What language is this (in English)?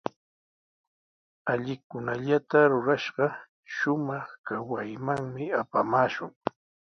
Sihuas Ancash Quechua